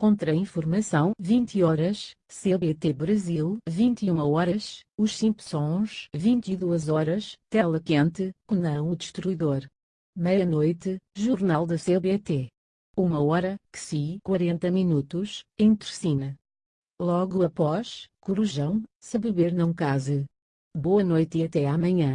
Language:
Portuguese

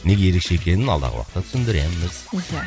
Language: Kazakh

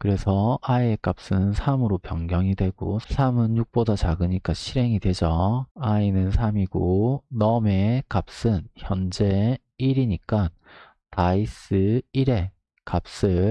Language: Korean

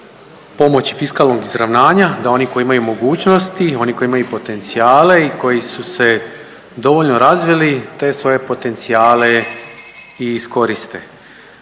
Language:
Croatian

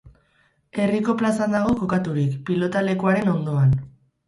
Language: Basque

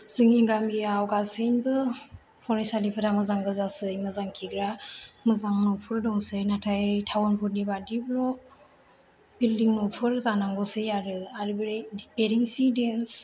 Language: Bodo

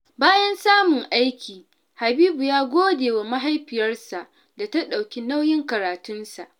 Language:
Hausa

